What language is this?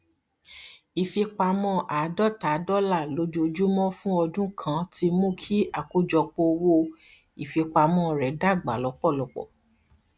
Yoruba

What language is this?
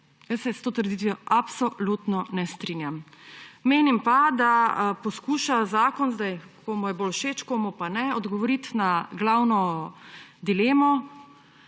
Slovenian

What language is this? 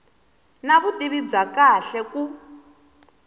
Tsonga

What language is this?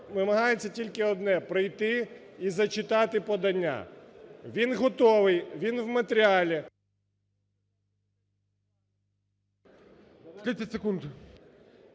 Ukrainian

